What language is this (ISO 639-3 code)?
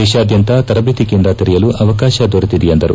kan